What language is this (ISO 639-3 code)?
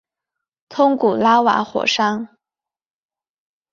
zho